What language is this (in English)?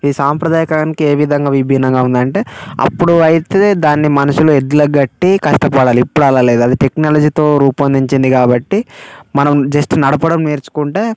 Telugu